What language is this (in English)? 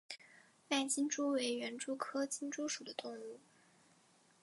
Chinese